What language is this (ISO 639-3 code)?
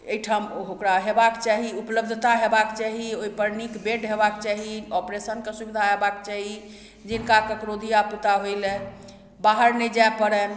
mai